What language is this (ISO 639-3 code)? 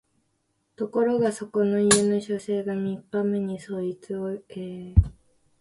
jpn